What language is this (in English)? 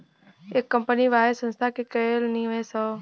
Bhojpuri